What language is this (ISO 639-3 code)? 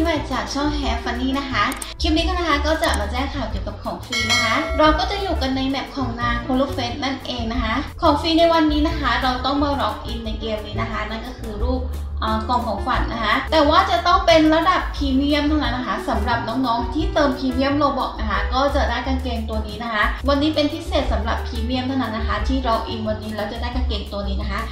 tha